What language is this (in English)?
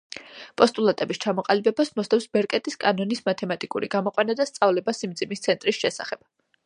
Georgian